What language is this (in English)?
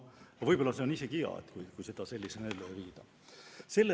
Estonian